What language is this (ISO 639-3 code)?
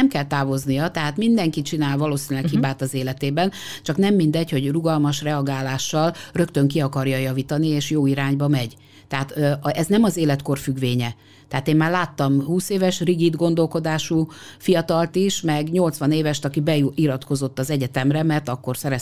hun